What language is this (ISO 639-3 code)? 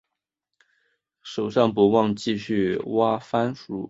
zho